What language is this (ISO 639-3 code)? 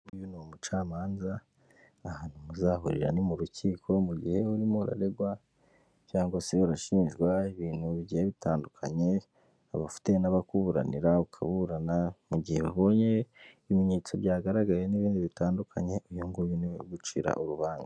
kin